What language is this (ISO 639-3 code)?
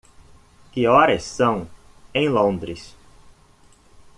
por